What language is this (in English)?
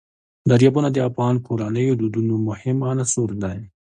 Pashto